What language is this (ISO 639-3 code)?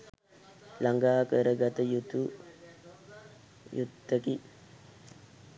sin